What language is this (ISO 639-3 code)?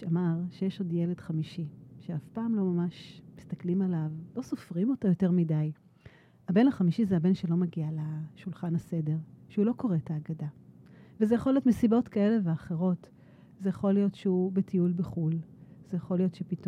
heb